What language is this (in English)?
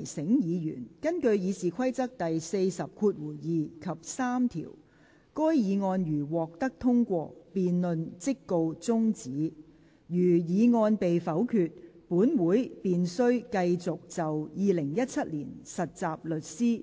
Cantonese